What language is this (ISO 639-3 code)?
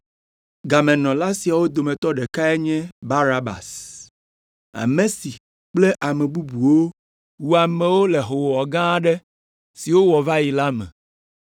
ewe